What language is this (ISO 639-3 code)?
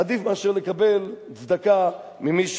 heb